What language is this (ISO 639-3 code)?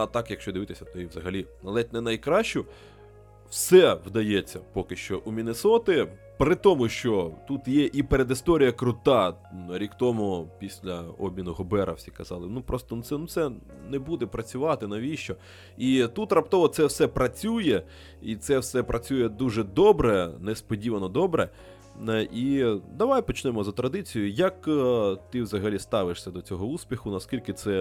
ukr